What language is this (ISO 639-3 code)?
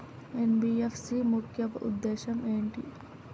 tel